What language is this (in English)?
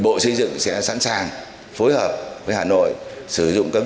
Vietnamese